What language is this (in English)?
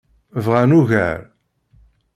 Kabyle